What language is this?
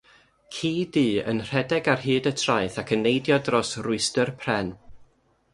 Welsh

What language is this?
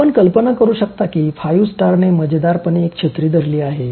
Marathi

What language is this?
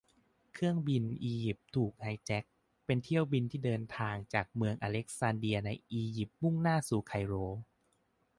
Thai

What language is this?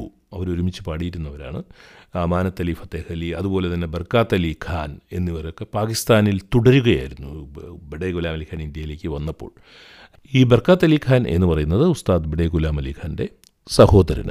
Malayalam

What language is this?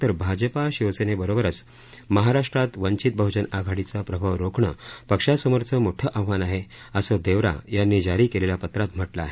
Marathi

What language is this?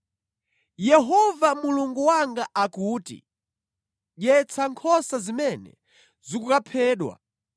Nyanja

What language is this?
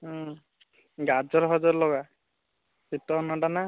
Odia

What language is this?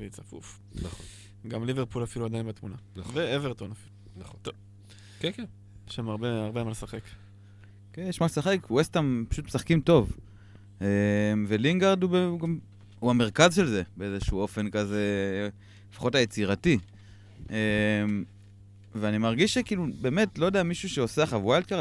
Hebrew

